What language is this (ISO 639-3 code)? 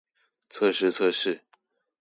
zho